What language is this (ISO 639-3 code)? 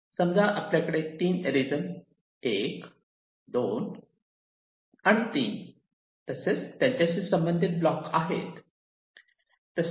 mar